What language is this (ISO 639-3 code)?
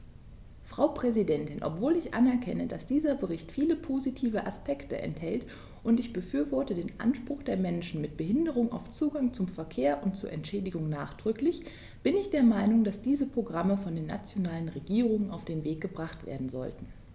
deu